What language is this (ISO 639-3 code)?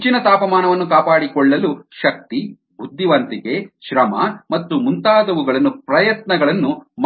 kan